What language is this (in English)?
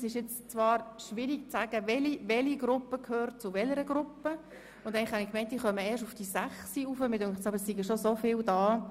Swiss German